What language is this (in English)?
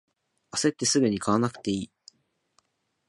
Japanese